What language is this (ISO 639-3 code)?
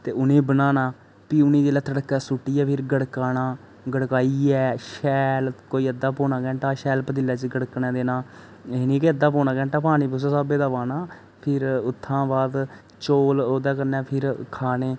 doi